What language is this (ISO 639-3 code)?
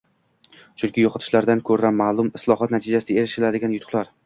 uzb